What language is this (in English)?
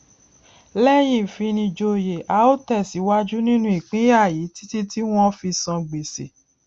Yoruba